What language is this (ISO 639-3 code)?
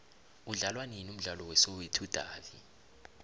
nbl